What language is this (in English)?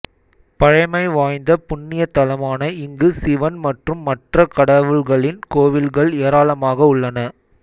Tamil